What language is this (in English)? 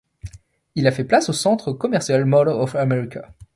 French